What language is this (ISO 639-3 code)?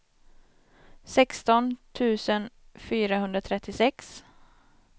swe